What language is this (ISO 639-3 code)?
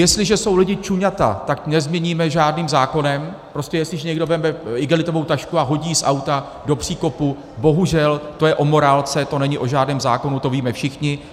ces